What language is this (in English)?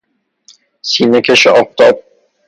Persian